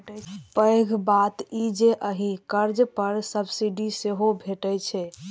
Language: Maithili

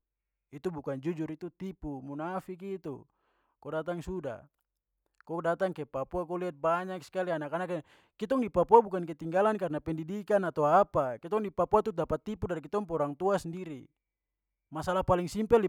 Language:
Papuan Malay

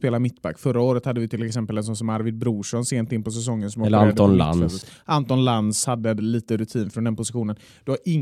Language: Swedish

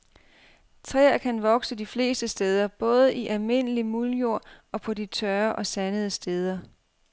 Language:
Danish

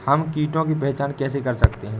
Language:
Hindi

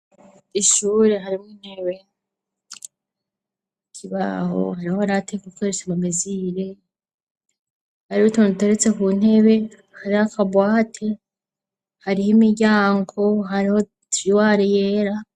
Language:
Rundi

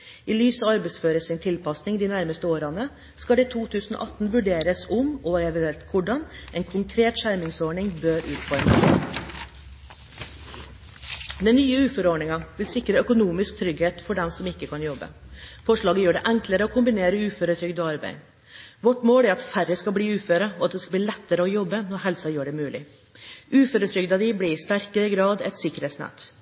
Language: Norwegian Bokmål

